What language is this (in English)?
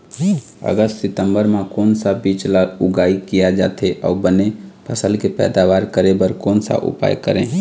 Chhattisgarhi